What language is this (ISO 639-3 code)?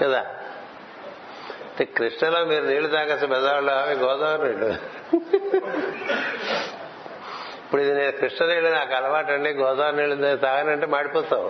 tel